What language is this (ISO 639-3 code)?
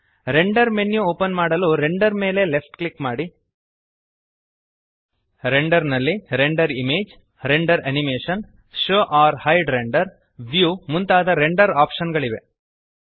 kan